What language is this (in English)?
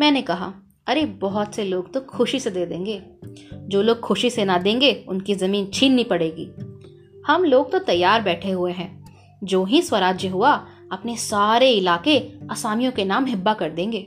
Hindi